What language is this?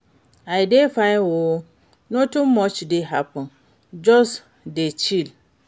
Nigerian Pidgin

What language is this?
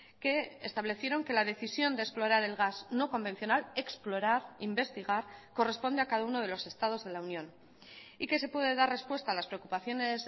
Spanish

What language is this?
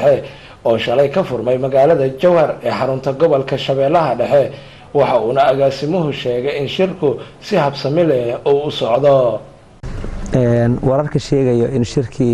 Arabic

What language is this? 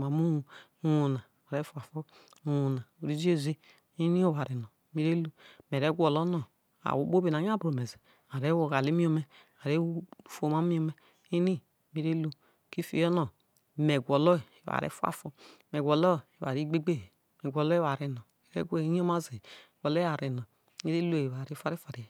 Isoko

